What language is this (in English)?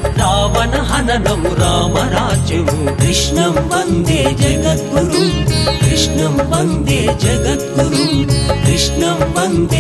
Telugu